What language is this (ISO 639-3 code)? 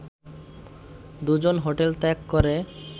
ben